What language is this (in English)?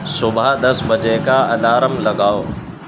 Urdu